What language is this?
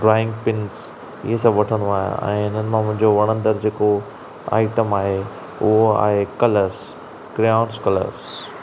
Sindhi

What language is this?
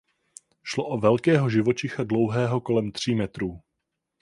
Czech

